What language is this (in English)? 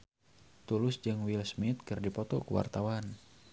Sundanese